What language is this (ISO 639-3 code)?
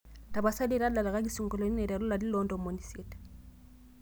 mas